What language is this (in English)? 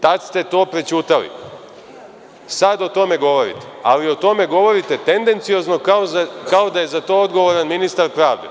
Serbian